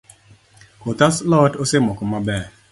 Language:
Luo (Kenya and Tanzania)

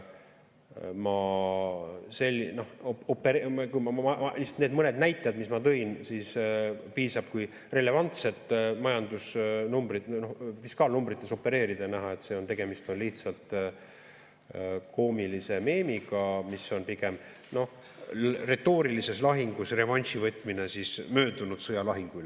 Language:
Estonian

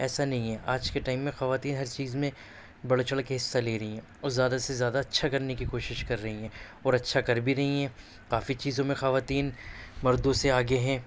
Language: Urdu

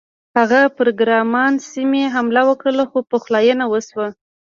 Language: Pashto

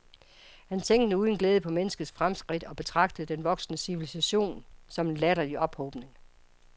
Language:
Danish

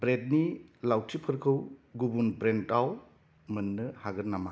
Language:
Bodo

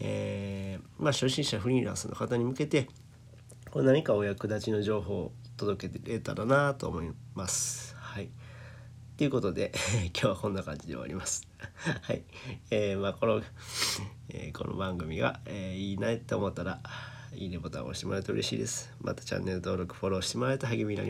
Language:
Japanese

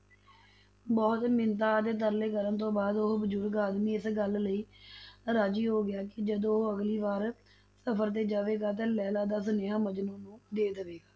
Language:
Punjabi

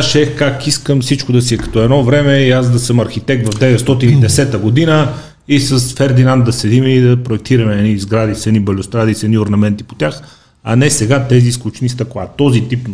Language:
Bulgarian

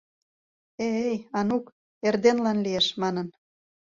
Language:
Mari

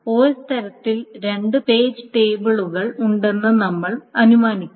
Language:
Malayalam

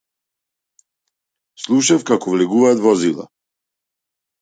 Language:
Macedonian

